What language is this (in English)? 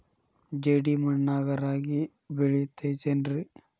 Kannada